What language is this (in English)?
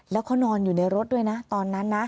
Thai